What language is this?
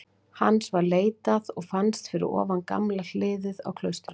Icelandic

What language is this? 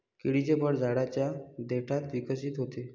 Marathi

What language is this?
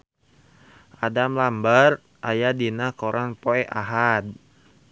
Sundanese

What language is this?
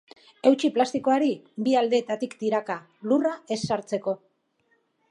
Basque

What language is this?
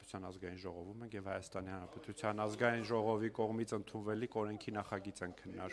Romanian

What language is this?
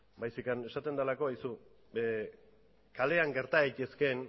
Basque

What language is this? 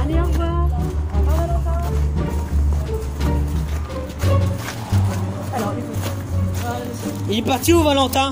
French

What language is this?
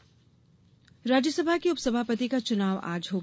Hindi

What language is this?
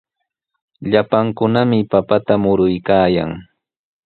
Sihuas Ancash Quechua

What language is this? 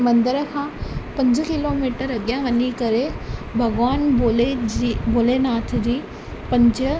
Sindhi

